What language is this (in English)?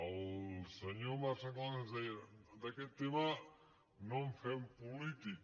Catalan